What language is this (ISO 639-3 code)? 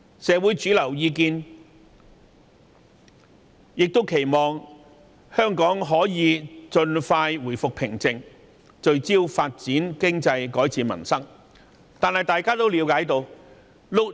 yue